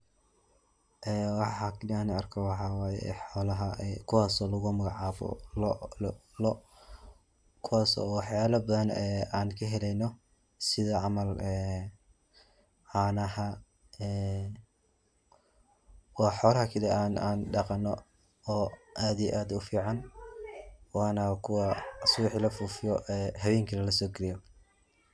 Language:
Somali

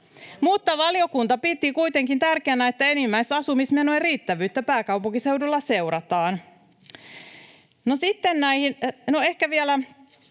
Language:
Finnish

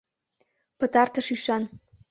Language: Mari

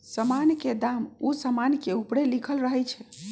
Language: Magahi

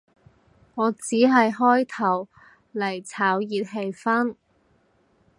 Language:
Cantonese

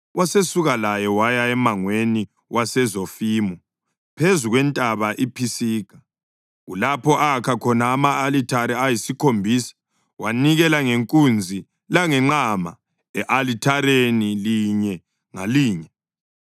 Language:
North Ndebele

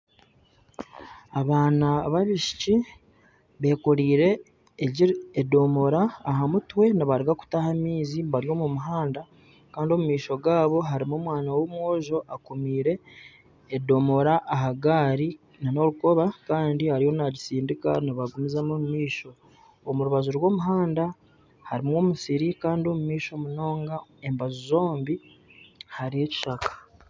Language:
Nyankole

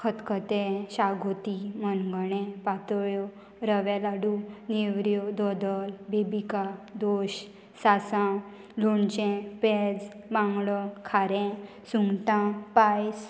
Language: Konkani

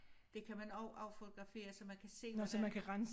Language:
Danish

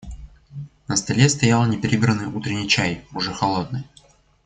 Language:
Russian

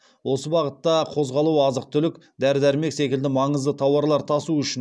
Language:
Kazakh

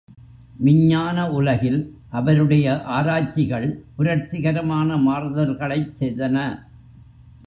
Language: Tamil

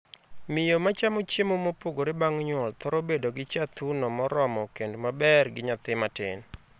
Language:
Luo (Kenya and Tanzania)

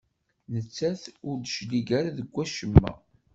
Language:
Kabyle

